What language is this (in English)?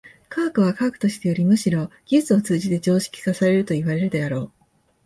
Japanese